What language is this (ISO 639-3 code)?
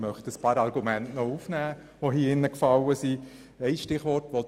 gsw